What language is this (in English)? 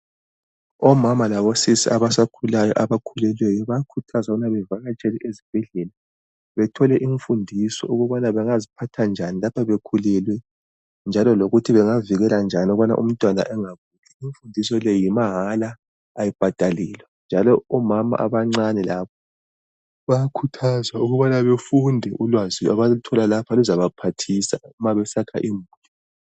North Ndebele